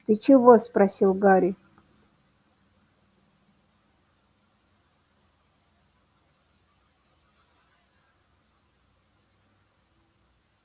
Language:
Russian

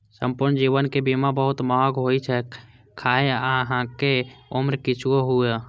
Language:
Maithili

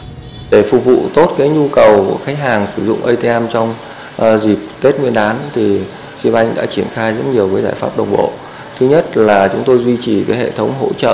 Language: Vietnamese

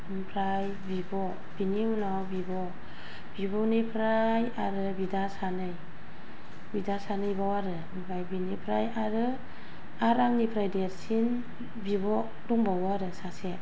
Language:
Bodo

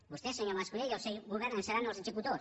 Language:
Catalan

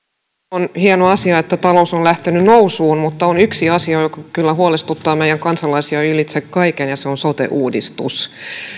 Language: Finnish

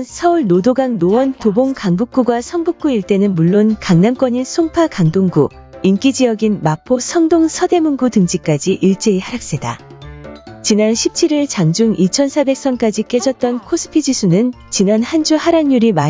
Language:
Korean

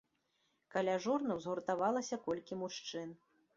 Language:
Belarusian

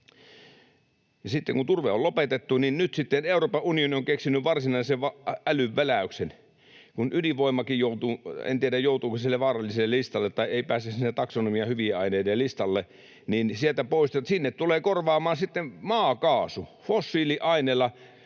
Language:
Finnish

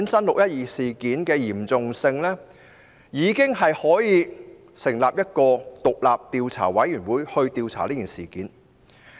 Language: Cantonese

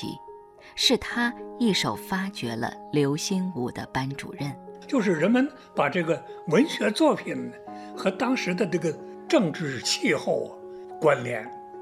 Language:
Chinese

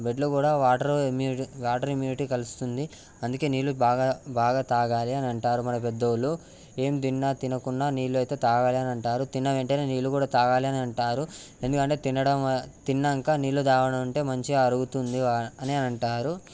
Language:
Telugu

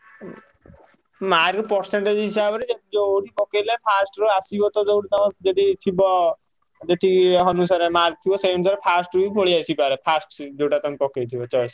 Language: Odia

